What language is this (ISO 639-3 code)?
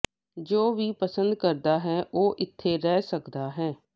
pan